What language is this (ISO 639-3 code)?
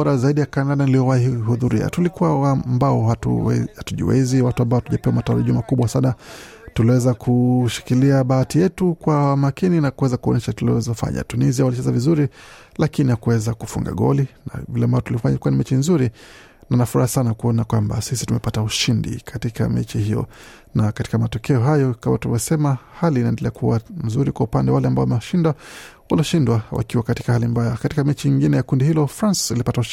swa